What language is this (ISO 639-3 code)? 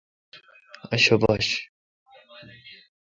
xka